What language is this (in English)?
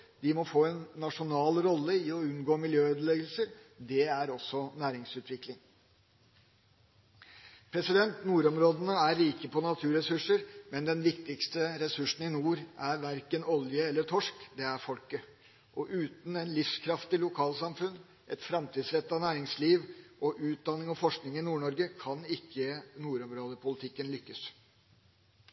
Norwegian Bokmål